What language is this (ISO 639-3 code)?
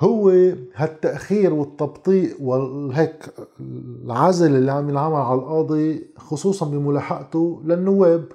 ara